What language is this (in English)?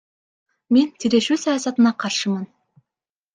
Kyrgyz